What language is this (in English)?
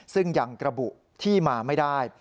Thai